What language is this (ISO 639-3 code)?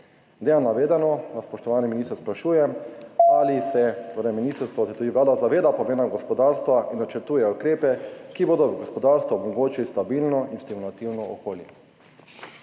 slv